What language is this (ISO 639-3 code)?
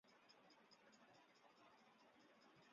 zho